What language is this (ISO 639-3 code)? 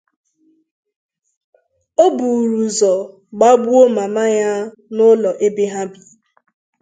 ibo